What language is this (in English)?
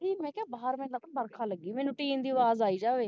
Punjabi